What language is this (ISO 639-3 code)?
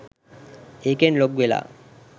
sin